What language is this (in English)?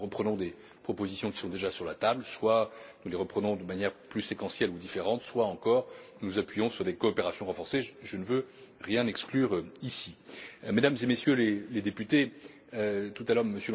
French